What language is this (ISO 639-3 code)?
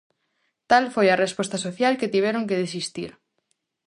glg